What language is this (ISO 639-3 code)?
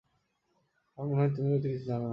ben